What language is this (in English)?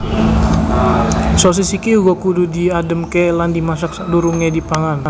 Javanese